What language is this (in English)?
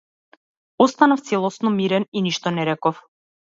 Macedonian